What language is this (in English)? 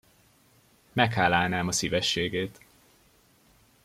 Hungarian